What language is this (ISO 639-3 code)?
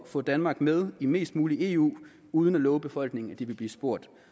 dan